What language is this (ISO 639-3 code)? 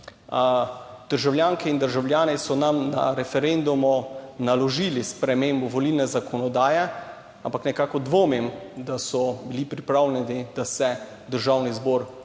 slv